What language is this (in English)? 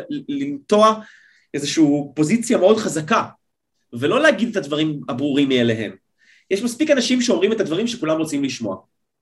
Hebrew